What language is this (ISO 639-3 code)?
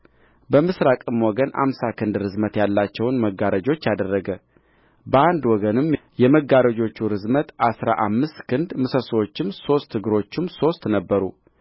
amh